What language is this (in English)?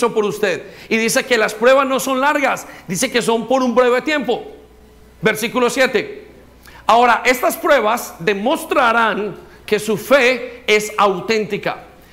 Spanish